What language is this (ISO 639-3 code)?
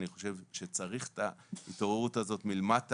heb